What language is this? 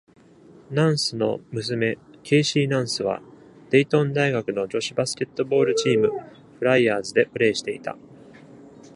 Japanese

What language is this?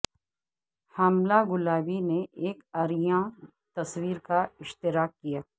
Urdu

